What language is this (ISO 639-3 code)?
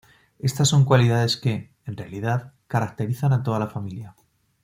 spa